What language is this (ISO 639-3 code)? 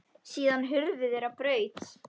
isl